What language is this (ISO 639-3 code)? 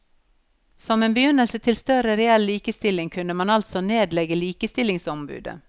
nor